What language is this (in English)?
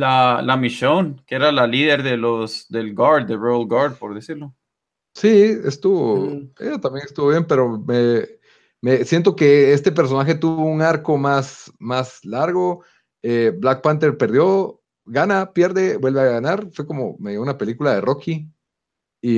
Spanish